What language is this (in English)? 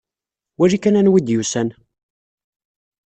Kabyle